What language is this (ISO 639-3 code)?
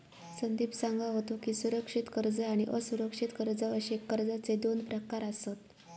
mar